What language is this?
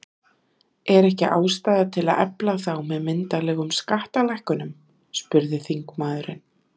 Icelandic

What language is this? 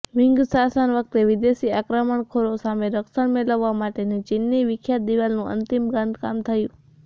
Gujarati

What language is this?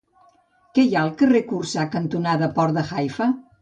Catalan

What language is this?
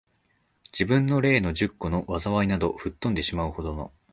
Japanese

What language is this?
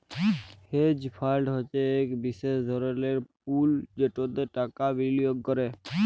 Bangla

